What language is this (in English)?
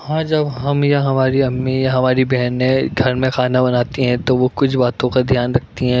Urdu